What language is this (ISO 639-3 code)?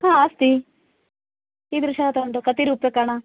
san